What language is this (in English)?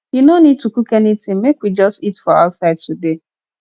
Nigerian Pidgin